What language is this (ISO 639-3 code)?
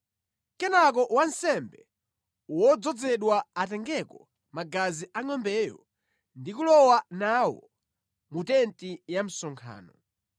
nya